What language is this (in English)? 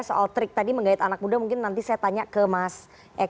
Indonesian